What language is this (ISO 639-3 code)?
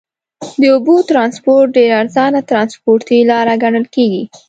pus